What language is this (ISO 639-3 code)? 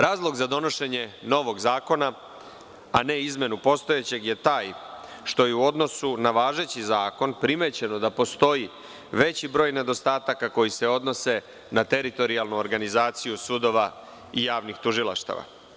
srp